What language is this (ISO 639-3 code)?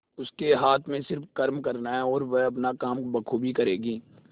hin